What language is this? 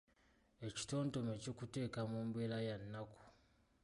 Ganda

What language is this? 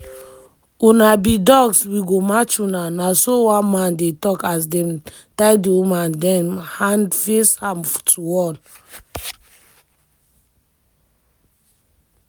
Nigerian Pidgin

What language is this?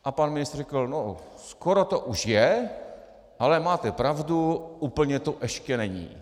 Czech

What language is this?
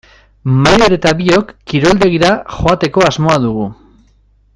Basque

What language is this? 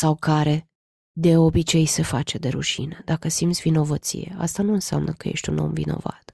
Romanian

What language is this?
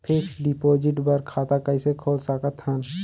Chhattisgarhi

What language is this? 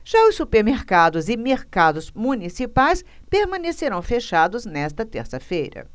Portuguese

